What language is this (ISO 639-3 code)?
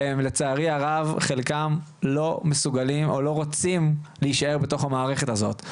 heb